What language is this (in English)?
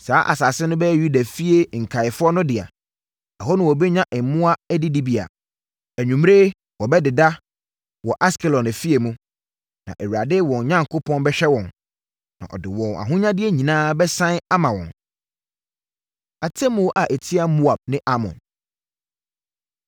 Akan